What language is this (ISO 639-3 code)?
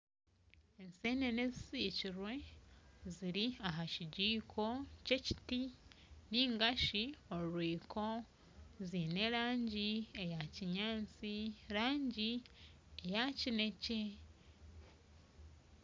nyn